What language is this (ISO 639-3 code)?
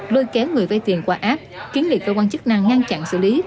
vie